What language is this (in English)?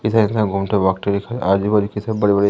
Hindi